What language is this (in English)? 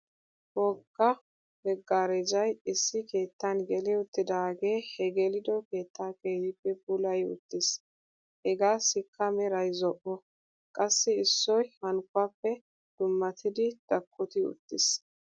Wolaytta